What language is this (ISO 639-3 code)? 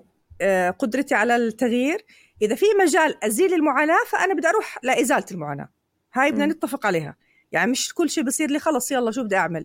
ara